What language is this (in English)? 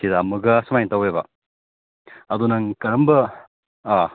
Manipuri